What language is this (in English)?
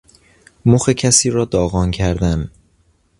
Persian